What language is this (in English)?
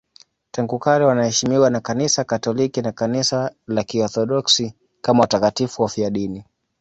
Swahili